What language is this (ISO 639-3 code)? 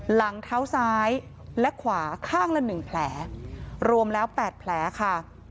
tha